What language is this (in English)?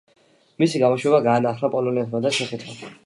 Georgian